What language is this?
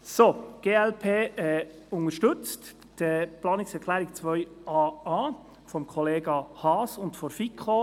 Swiss German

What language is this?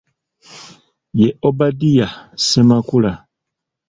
Ganda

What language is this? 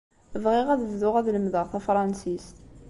Kabyle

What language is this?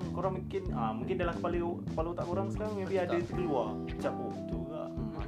Malay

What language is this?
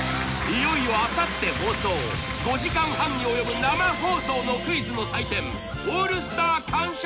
Japanese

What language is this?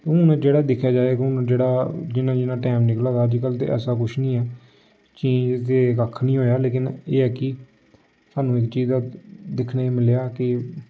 Dogri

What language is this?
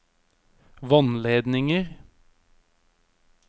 Norwegian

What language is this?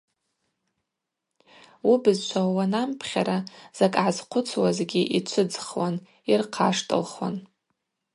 Abaza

